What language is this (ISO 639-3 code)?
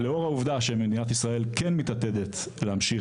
heb